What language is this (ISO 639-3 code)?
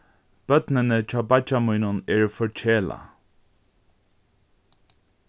fao